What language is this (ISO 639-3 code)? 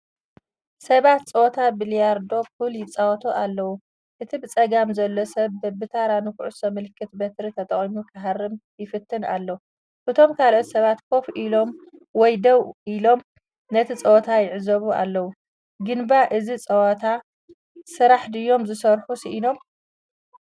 tir